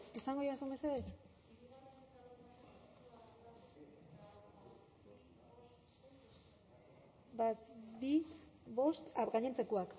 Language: Basque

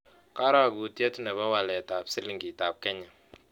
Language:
Kalenjin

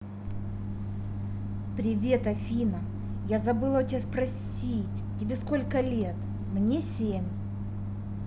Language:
Russian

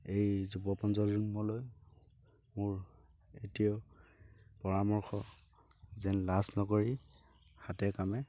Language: Assamese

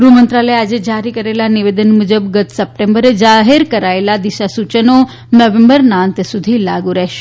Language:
Gujarati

